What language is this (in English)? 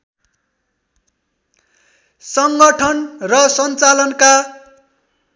Nepali